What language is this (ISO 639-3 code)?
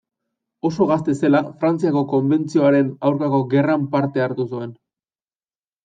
eus